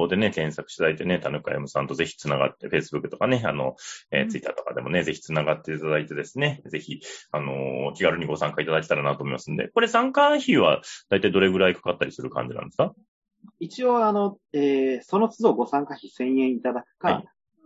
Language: Japanese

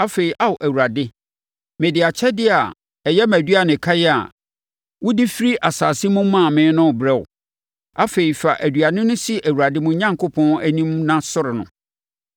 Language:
Akan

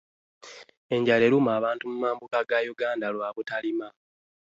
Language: Ganda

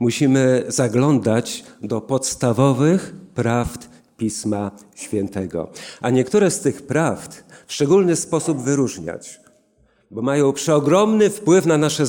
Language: Polish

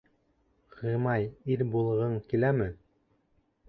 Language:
Bashkir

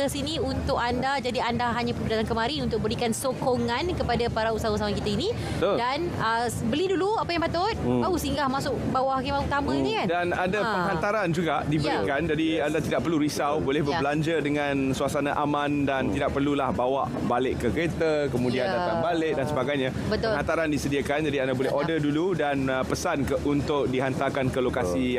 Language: Malay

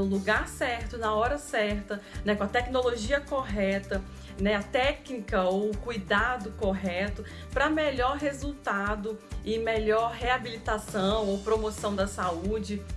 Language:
Portuguese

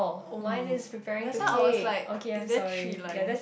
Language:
English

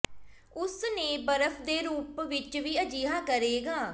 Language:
Punjabi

